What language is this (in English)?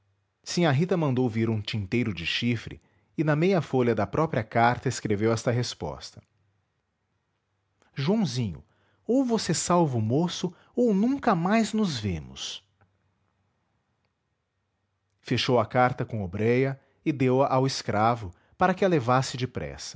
Portuguese